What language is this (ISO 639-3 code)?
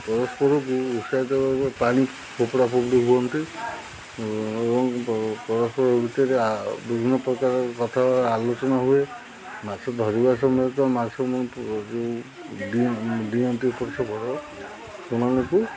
ori